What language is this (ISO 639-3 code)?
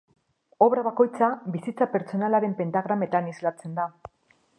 eus